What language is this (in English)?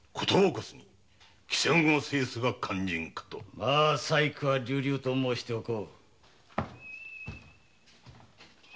Japanese